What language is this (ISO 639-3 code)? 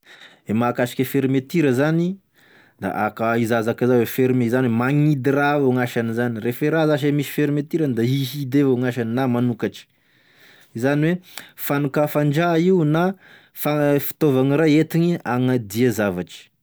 tkg